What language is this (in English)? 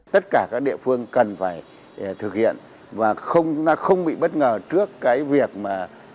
Vietnamese